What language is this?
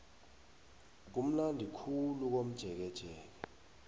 South Ndebele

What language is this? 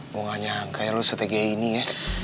Indonesian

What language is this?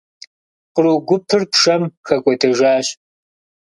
Kabardian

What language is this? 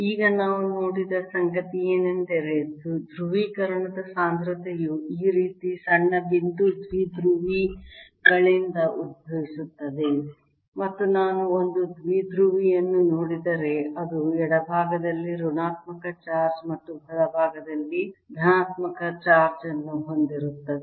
Kannada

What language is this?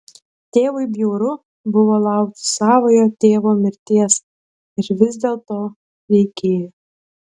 Lithuanian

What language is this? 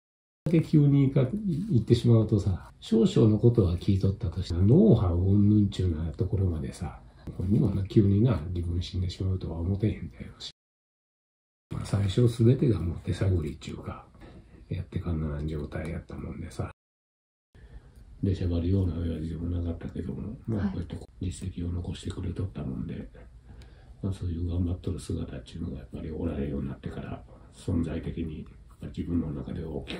Japanese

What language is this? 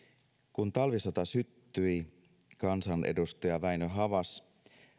Finnish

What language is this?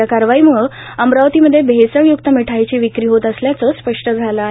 Marathi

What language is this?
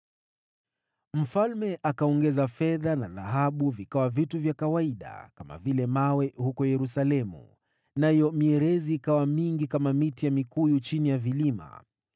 Swahili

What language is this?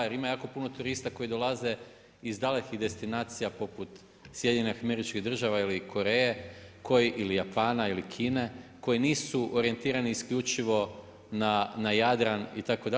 Croatian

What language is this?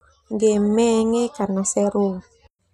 Termanu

